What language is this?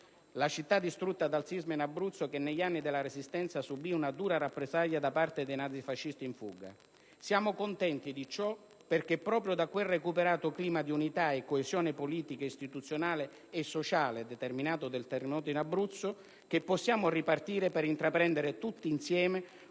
Italian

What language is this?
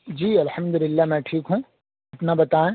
Urdu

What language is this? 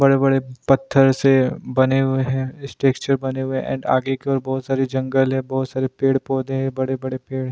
Hindi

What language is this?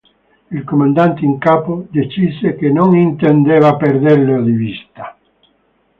Italian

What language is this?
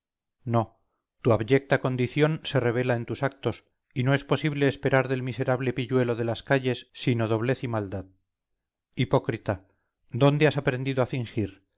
Spanish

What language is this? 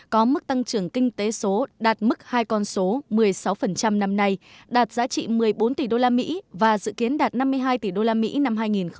Vietnamese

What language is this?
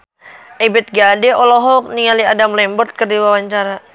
Sundanese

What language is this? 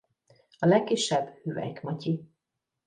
Hungarian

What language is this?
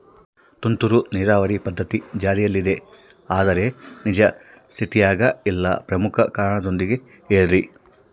Kannada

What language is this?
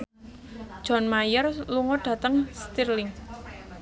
Javanese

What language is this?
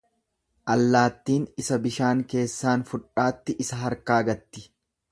Oromo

